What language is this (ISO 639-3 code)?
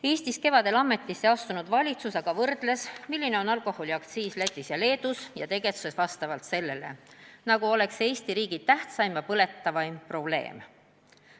est